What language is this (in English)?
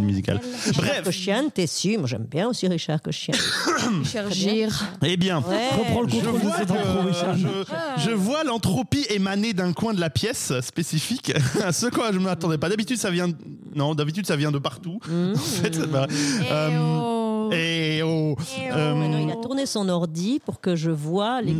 French